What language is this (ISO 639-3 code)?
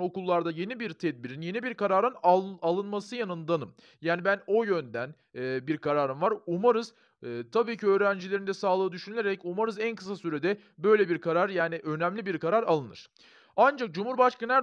tur